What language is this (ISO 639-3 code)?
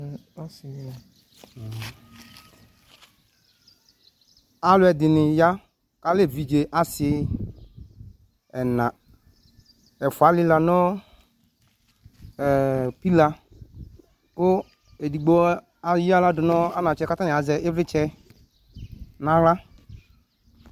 kpo